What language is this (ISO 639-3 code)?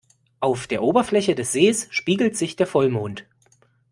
deu